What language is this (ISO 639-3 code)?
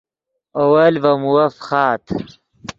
ydg